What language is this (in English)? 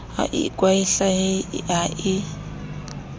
Southern Sotho